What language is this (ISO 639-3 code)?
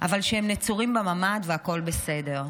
heb